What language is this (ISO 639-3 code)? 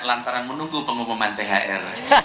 ind